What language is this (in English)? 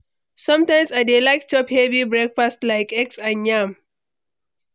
Nigerian Pidgin